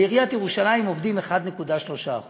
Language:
Hebrew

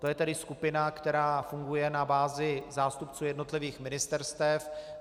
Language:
Czech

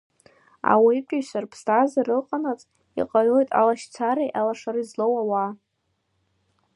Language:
Abkhazian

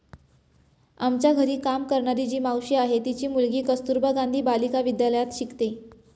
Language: Marathi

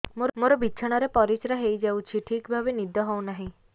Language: Odia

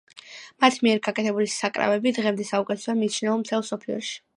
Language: Georgian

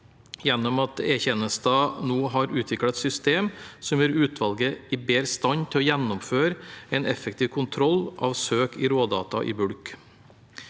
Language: Norwegian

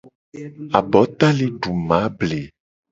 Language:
Gen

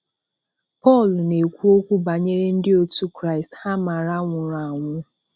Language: Igbo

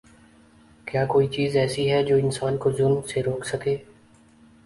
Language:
Urdu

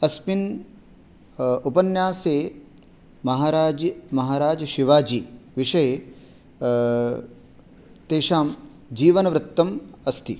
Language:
Sanskrit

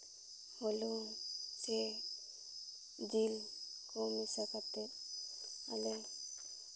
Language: Santali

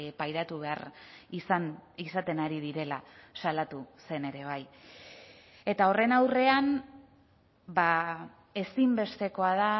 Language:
Basque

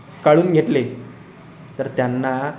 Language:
Marathi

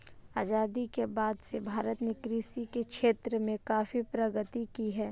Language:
Hindi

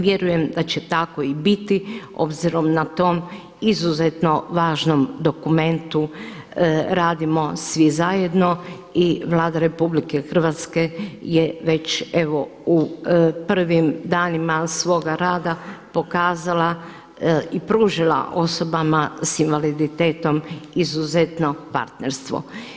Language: Croatian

